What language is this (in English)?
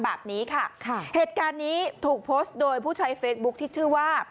Thai